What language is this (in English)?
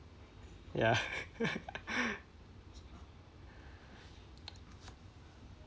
English